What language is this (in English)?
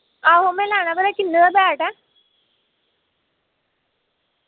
Dogri